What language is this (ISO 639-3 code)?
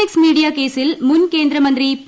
mal